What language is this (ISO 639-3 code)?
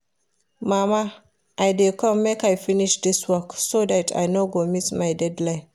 pcm